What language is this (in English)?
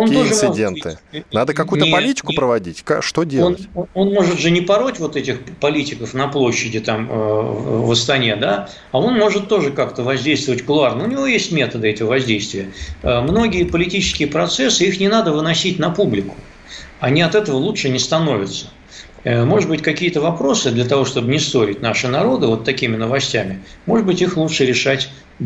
Russian